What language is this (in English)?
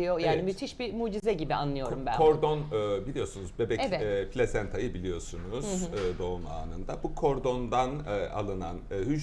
Turkish